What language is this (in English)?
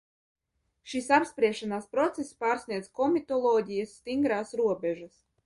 Latvian